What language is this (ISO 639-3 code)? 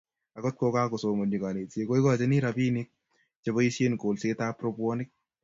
kln